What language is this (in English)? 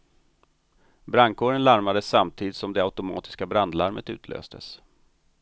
Swedish